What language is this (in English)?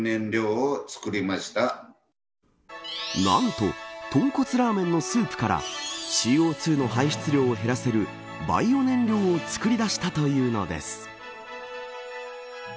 Japanese